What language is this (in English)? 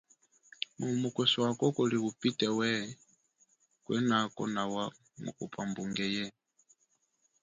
Chokwe